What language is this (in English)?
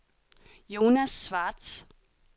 Danish